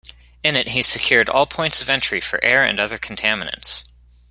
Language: English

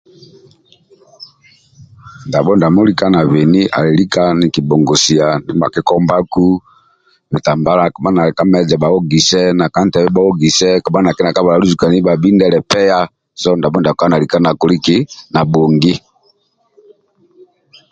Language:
Amba (Uganda)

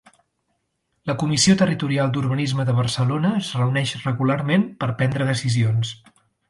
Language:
Catalan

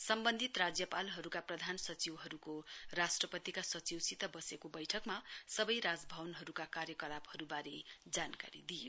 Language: Nepali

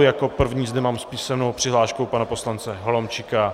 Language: Czech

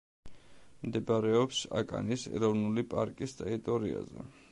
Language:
Georgian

